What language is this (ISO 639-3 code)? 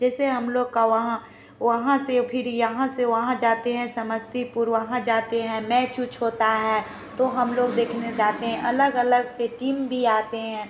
hin